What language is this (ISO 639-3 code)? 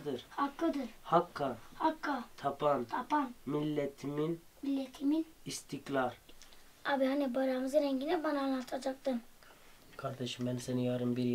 tur